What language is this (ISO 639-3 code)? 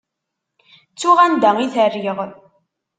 kab